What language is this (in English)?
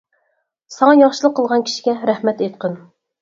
Uyghur